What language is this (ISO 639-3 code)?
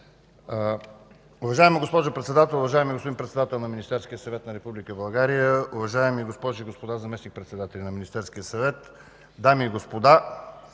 bul